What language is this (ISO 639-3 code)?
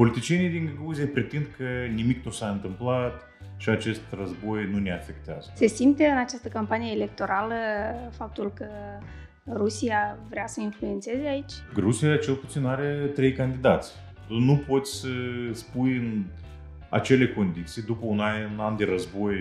ron